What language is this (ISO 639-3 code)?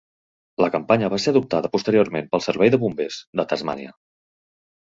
cat